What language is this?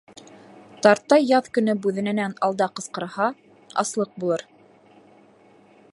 Bashkir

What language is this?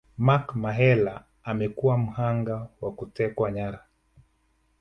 Swahili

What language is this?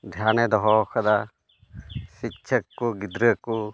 Santali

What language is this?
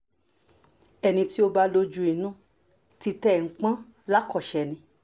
Yoruba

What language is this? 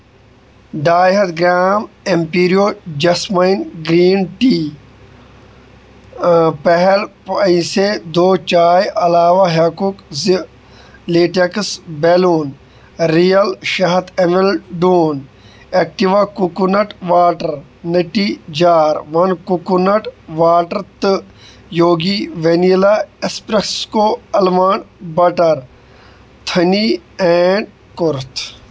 Kashmiri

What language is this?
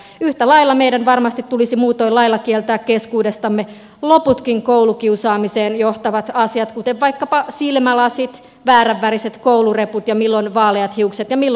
Finnish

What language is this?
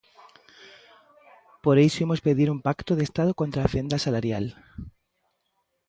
Galician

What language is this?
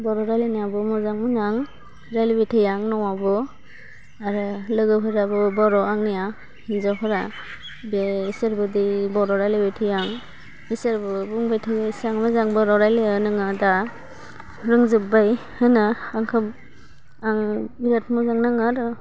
Bodo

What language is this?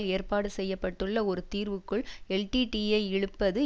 Tamil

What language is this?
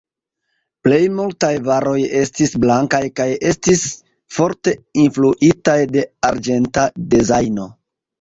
Esperanto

